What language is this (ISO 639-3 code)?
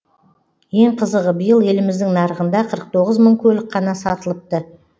kaz